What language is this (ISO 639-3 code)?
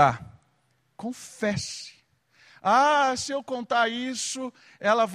por